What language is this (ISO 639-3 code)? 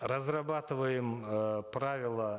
kaz